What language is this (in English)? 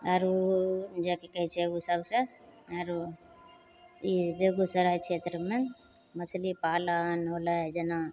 Maithili